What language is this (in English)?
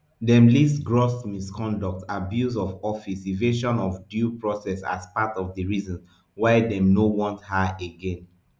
Nigerian Pidgin